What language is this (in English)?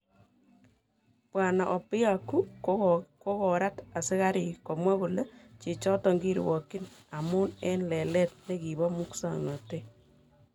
Kalenjin